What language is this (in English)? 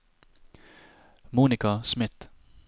Norwegian